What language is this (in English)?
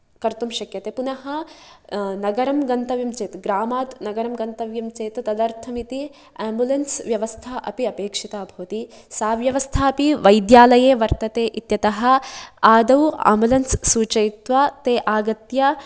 Sanskrit